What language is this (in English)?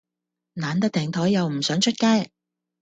Cantonese